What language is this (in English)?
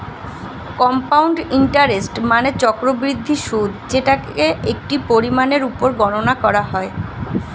Bangla